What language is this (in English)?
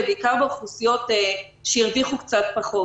Hebrew